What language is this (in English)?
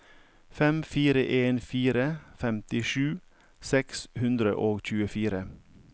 Norwegian